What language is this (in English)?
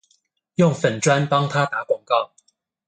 Chinese